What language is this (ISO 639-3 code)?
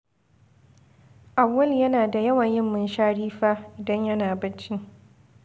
hau